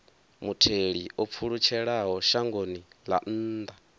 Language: Venda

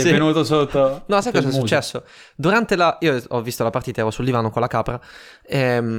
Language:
Italian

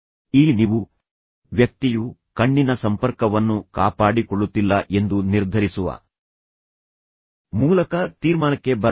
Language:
Kannada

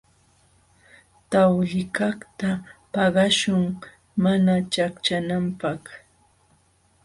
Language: Jauja Wanca Quechua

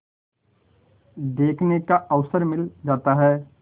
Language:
Hindi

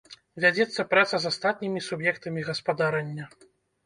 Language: Belarusian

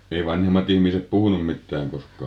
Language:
Finnish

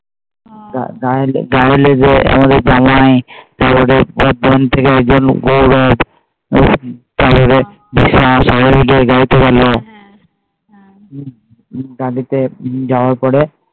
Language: Bangla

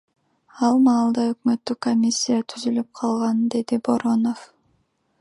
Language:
Kyrgyz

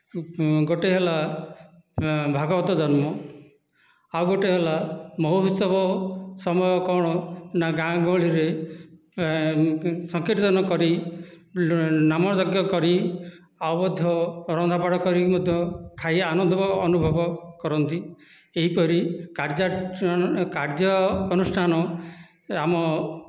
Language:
Odia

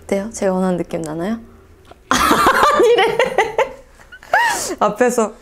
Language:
Korean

